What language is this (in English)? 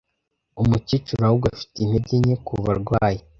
Kinyarwanda